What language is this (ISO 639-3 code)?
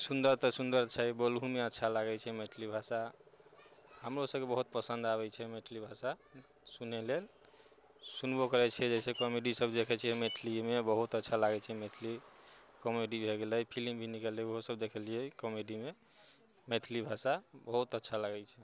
mai